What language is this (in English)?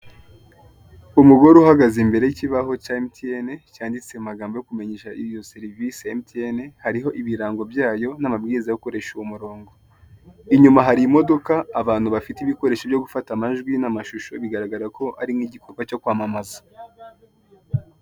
Kinyarwanda